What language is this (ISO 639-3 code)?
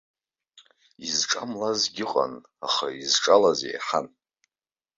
abk